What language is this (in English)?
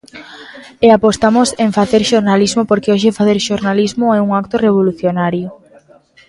Galician